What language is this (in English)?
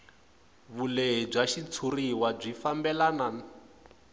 Tsonga